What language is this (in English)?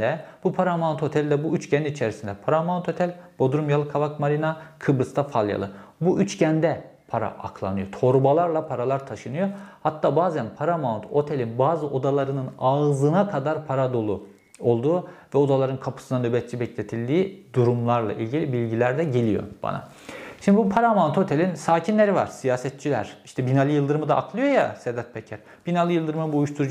Turkish